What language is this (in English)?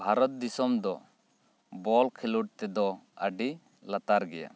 Santali